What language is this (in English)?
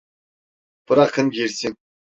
Turkish